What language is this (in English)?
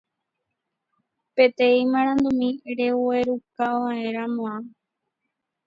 Guarani